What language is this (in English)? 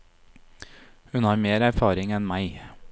Norwegian